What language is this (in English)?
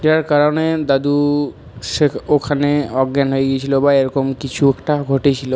Bangla